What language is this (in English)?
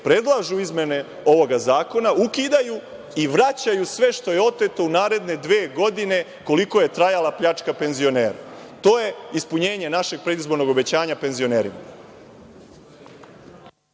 Serbian